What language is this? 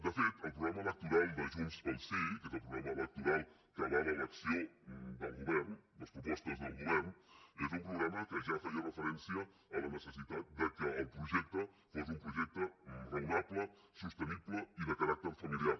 Catalan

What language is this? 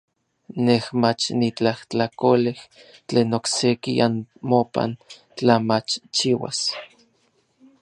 Orizaba Nahuatl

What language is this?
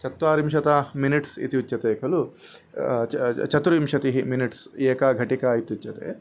Sanskrit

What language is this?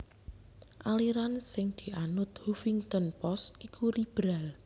Javanese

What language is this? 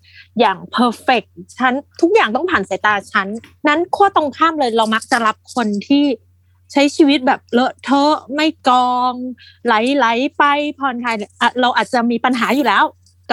Thai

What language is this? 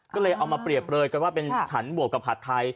Thai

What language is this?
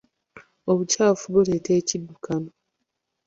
Ganda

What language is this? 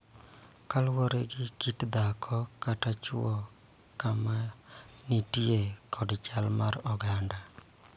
Luo (Kenya and Tanzania)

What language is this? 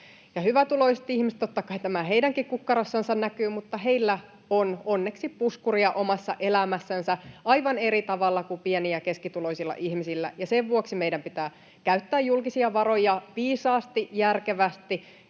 Finnish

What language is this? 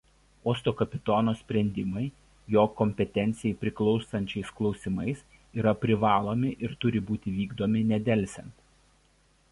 Lithuanian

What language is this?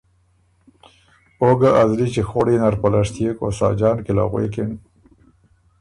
Ormuri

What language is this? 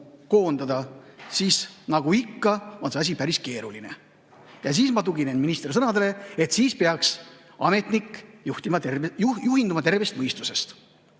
Estonian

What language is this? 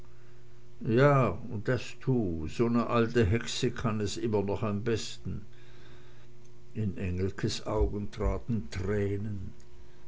German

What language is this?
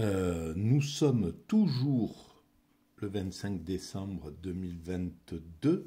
French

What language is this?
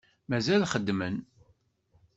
Kabyle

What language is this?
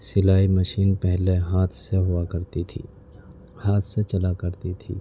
Urdu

